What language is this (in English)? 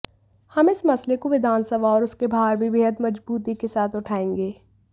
Hindi